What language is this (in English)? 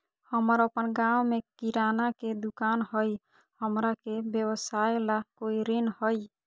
Magahi